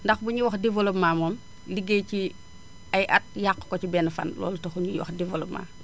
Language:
Wolof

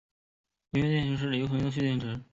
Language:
Chinese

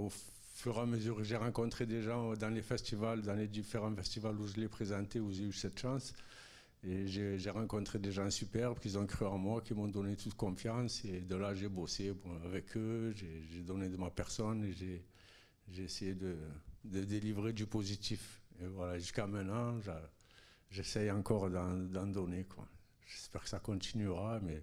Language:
French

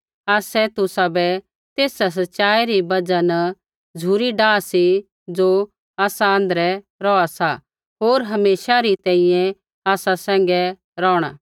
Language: Kullu Pahari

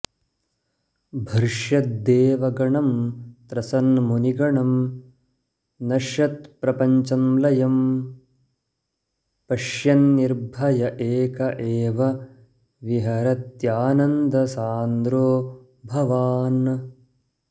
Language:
Sanskrit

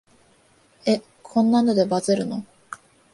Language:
Japanese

